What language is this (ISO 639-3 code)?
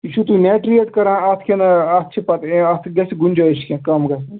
kas